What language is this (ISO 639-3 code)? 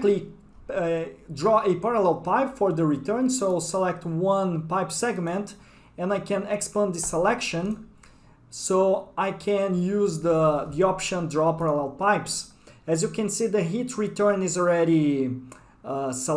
eng